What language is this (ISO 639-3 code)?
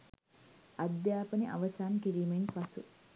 sin